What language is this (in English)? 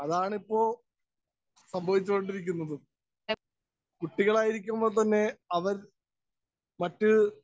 Malayalam